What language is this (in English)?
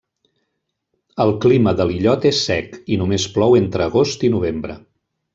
Catalan